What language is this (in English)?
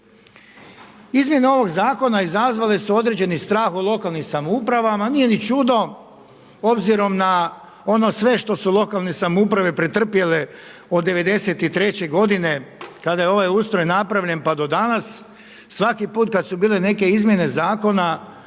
Croatian